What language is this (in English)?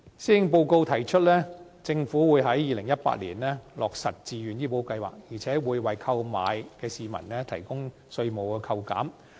Cantonese